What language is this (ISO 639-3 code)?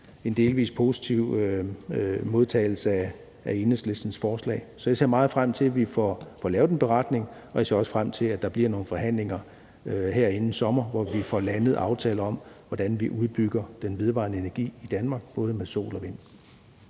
dan